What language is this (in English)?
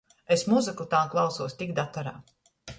Latgalian